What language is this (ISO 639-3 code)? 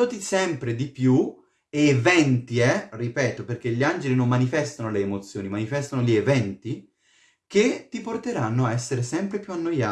ita